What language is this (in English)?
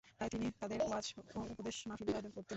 Bangla